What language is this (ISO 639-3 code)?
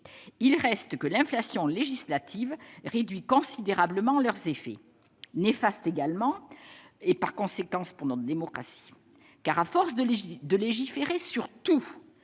fra